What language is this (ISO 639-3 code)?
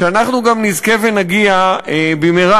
heb